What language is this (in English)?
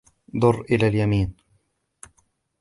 Arabic